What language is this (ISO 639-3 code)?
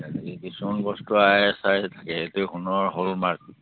asm